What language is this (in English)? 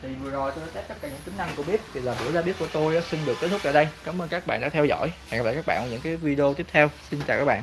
Vietnamese